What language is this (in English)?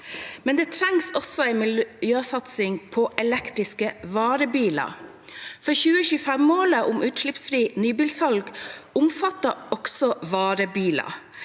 Norwegian